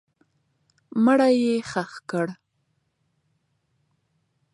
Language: Pashto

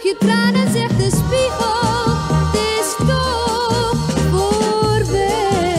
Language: Dutch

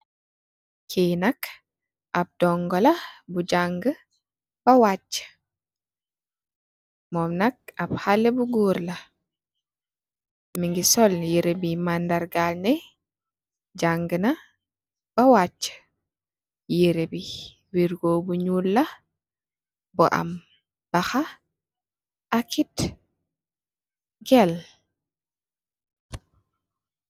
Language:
Wolof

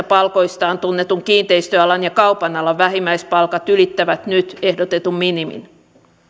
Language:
Finnish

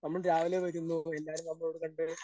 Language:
Malayalam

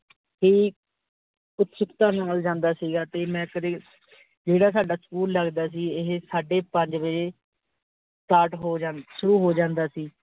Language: Punjabi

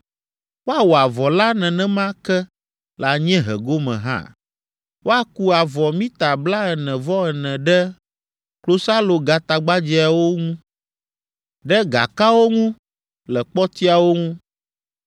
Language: Ewe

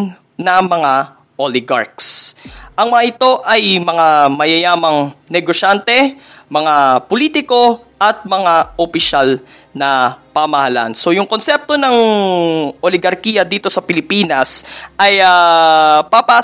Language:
Filipino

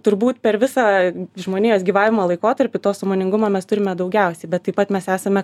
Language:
Lithuanian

